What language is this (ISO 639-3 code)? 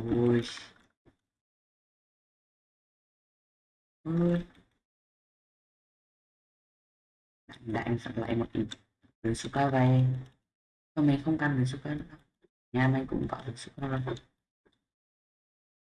vie